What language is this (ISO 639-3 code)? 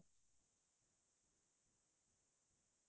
asm